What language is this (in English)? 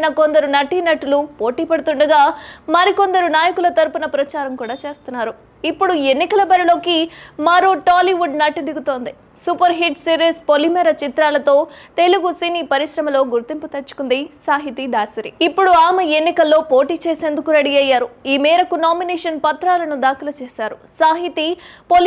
Telugu